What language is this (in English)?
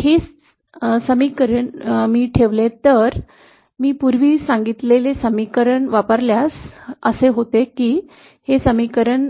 Marathi